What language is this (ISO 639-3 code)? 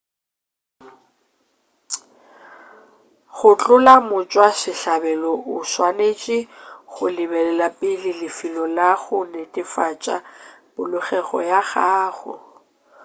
nso